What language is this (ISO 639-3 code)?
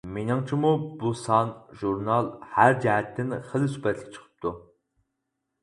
uig